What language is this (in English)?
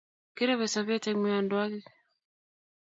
Kalenjin